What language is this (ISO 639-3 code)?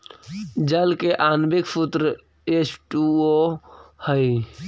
mag